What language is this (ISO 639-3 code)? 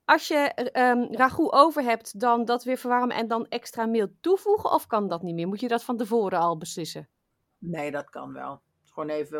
nld